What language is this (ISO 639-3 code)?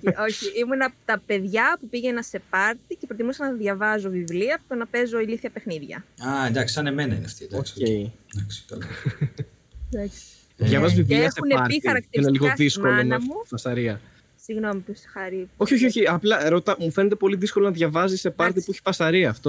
ell